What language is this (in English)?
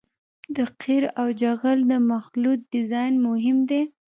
Pashto